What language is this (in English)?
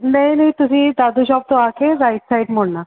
Punjabi